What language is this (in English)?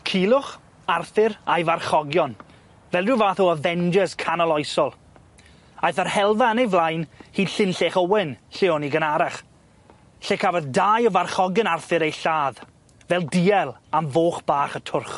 Welsh